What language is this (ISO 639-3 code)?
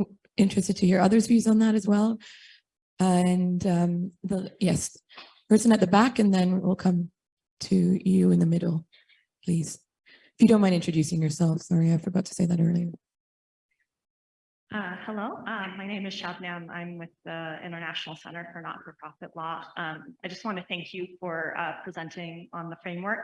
eng